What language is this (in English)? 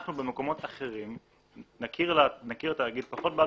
Hebrew